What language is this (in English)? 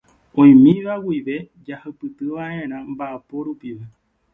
Guarani